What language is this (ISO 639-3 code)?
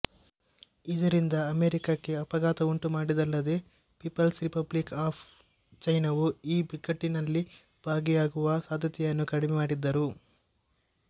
kan